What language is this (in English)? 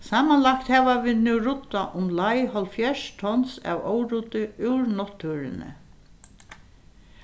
Faroese